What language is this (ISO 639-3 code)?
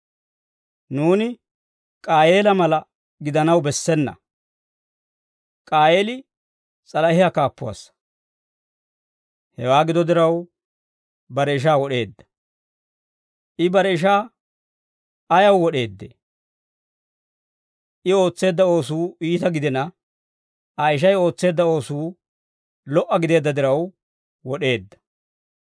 dwr